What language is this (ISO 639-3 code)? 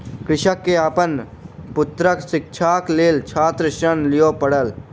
mai